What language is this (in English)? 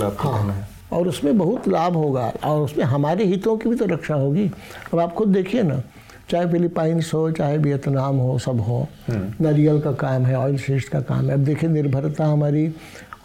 Hindi